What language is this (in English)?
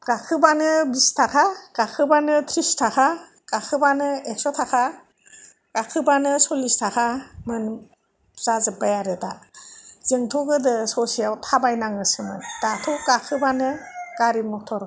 Bodo